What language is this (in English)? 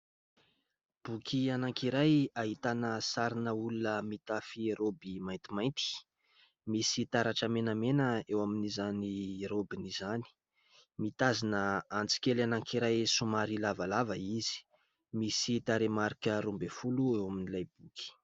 Malagasy